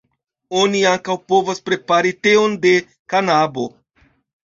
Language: Esperanto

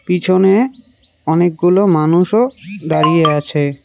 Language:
Bangla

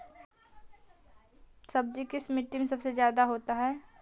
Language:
Magahi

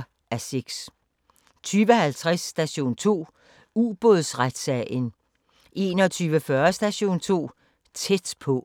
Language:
Danish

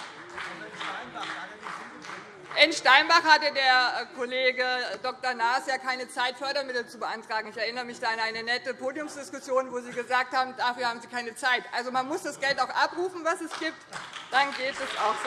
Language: German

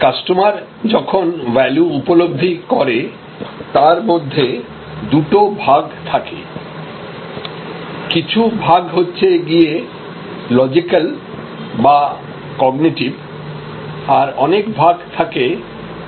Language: Bangla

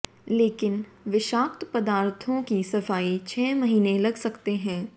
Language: Hindi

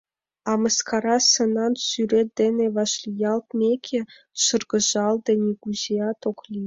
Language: Mari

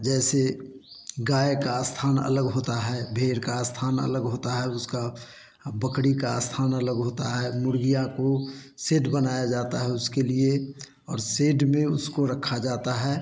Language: Hindi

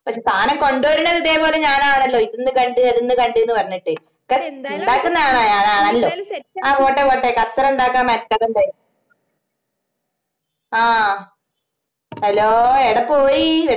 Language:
Malayalam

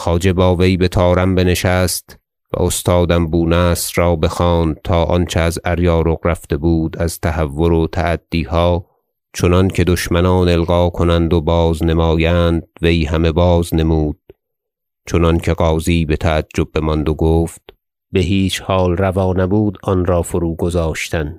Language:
Persian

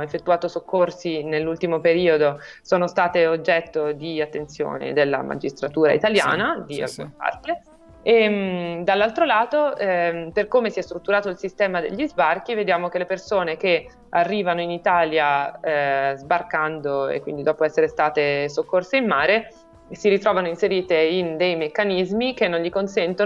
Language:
Italian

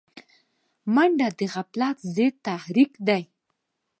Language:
Pashto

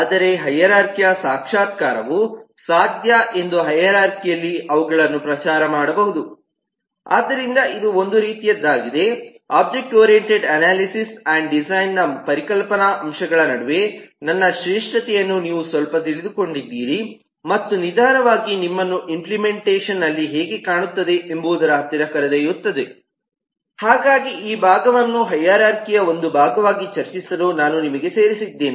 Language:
Kannada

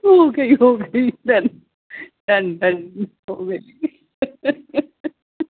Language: Urdu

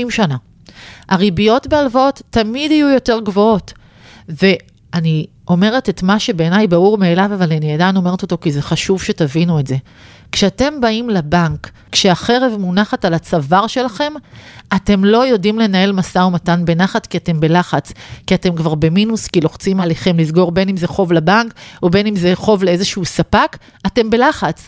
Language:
Hebrew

